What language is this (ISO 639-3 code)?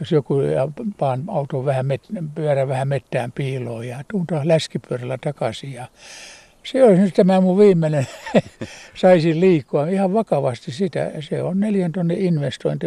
fin